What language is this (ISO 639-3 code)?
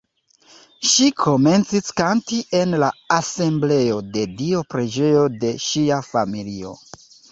epo